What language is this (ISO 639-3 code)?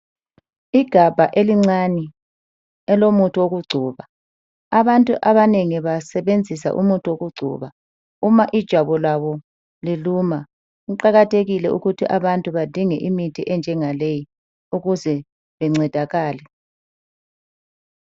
nde